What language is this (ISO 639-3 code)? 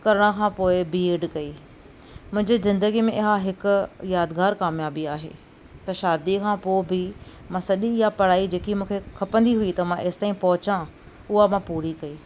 snd